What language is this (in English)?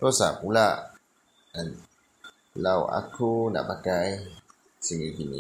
Malay